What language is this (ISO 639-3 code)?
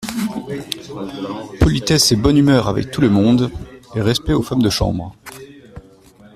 fra